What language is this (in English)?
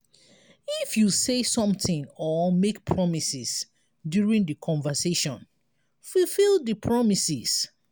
Nigerian Pidgin